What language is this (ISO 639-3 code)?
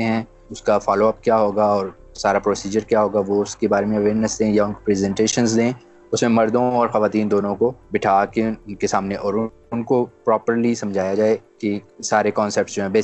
urd